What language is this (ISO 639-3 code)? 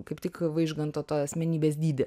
lit